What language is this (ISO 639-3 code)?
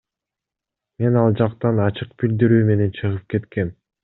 kir